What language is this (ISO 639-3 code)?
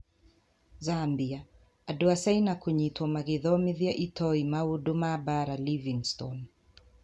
kik